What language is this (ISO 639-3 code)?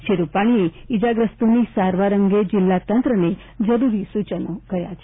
guj